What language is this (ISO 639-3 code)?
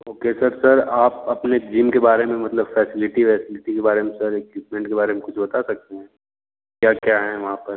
hin